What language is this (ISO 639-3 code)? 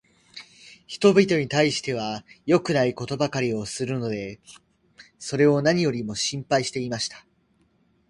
jpn